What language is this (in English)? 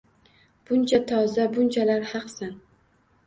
Uzbek